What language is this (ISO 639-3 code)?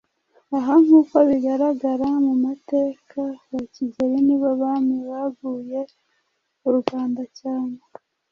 kin